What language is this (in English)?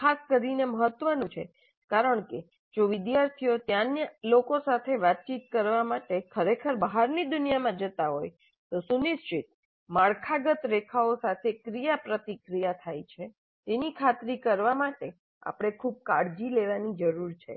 Gujarati